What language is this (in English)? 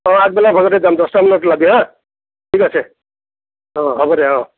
Assamese